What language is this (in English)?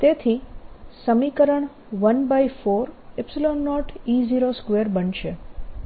Gujarati